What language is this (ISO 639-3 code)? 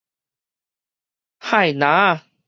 nan